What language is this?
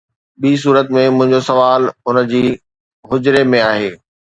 Sindhi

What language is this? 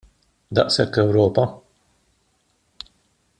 Maltese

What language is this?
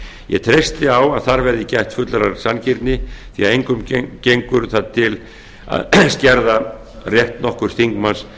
Icelandic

